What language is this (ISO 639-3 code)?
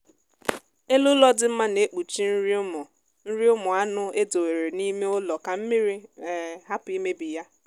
ibo